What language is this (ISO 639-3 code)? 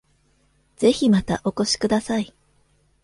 jpn